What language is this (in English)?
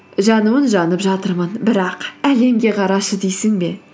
Kazakh